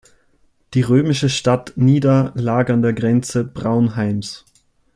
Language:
German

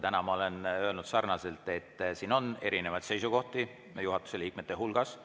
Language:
Estonian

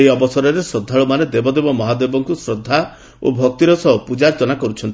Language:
Odia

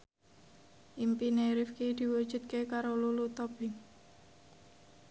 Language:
Javanese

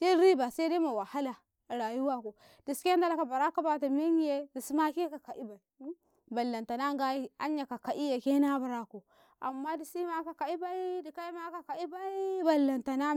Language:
Karekare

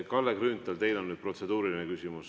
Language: Estonian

